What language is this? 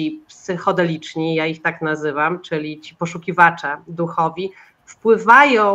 Polish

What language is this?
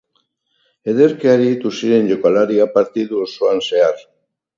Basque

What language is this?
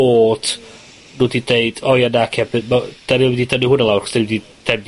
Welsh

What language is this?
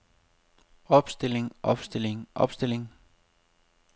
Danish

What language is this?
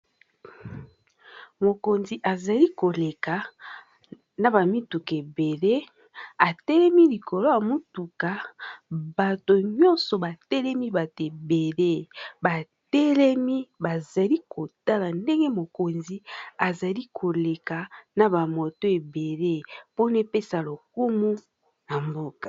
Lingala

